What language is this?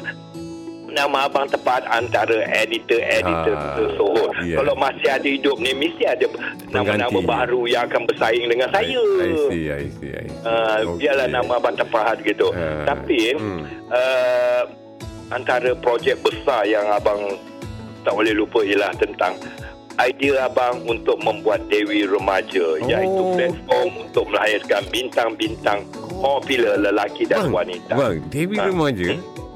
Malay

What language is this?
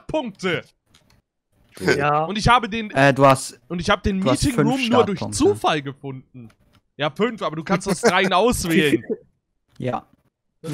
German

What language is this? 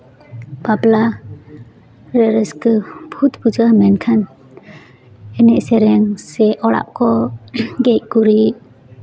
Santali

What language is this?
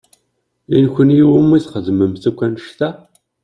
Kabyle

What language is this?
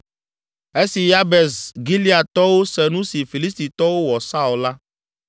Ewe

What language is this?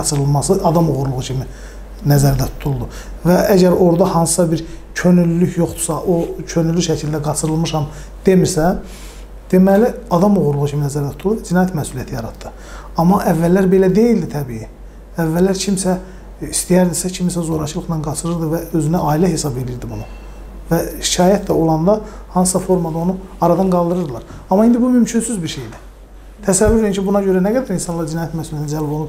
Turkish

